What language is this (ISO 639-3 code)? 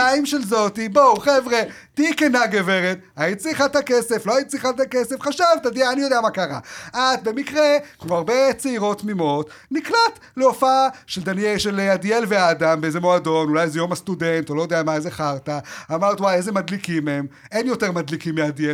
heb